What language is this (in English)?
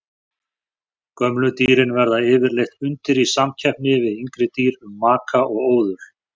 Icelandic